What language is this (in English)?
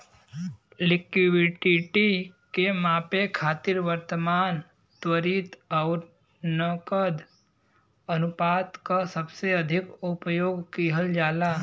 Bhojpuri